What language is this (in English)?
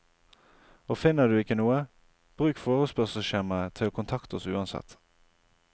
Norwegian